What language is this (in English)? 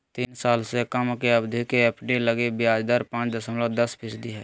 Magahi